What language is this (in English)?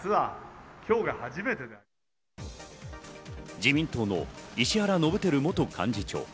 Japanese